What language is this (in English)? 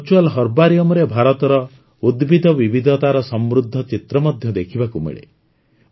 Odia